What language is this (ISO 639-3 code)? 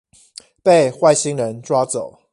zho